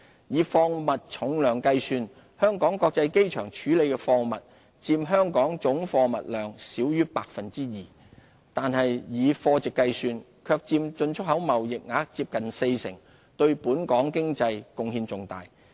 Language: Cantonese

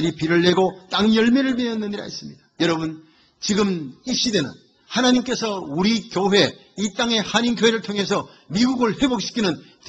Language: Korean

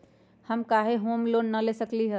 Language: Magahi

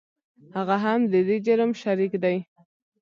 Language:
Pashto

